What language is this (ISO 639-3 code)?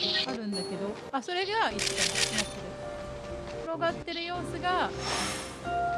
jpn